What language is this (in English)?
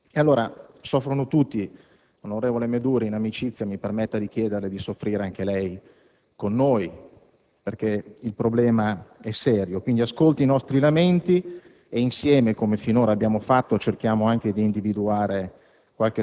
Italian